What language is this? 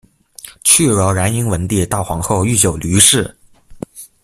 Chinese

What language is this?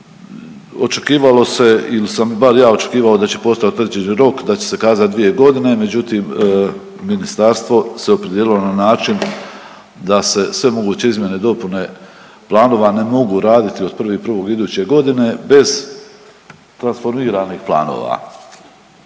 Croatian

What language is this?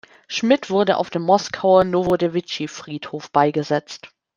German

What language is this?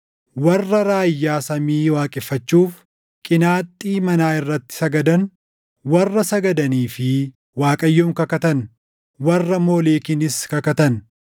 Oromo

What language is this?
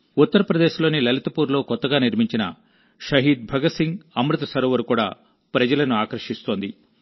Telugu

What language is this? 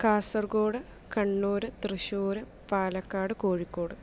Malayalam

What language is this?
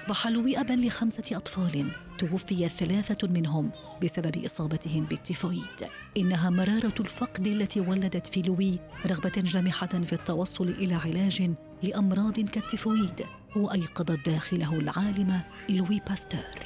Arabic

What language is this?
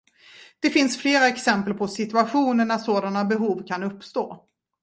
Swedish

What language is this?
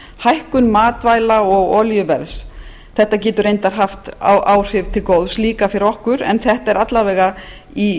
Icelandic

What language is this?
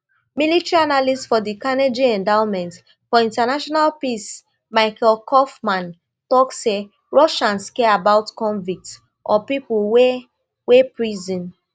Nigerian Pidgin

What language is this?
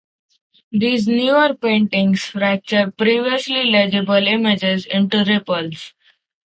English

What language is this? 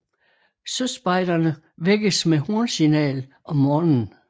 Danish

